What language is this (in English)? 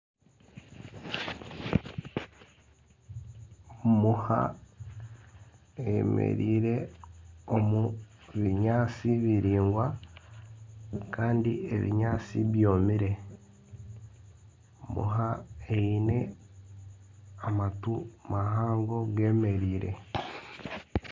Nyankole